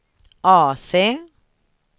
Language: Swedish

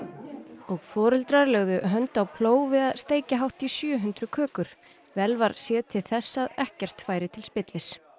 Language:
Icelandic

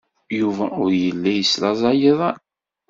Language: Kabyle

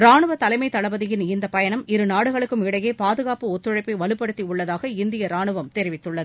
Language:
Tamil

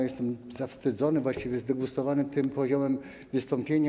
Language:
Polish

